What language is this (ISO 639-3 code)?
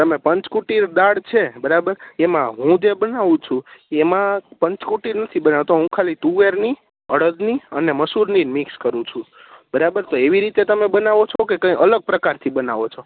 guj